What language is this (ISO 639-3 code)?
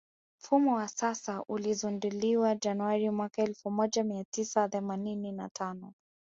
swa